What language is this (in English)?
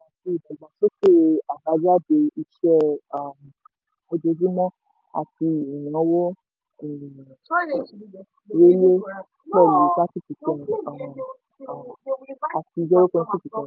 Yoruba